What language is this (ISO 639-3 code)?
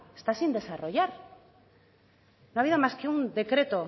spa